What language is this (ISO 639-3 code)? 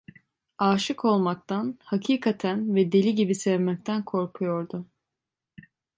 tur